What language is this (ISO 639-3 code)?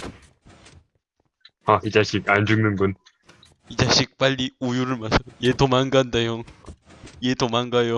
kor